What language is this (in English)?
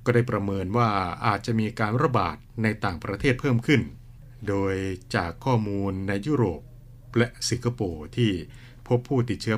Thai